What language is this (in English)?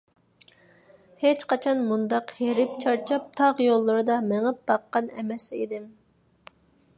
Uyghur